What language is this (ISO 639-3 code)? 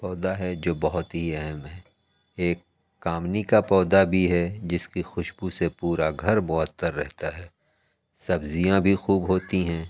urd